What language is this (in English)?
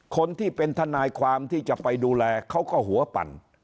Thai